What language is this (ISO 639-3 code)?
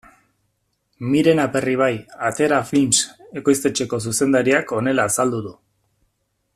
eus